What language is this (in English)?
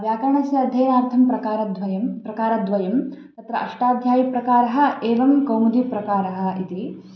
Sanskrit